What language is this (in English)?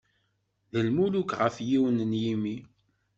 Kabyle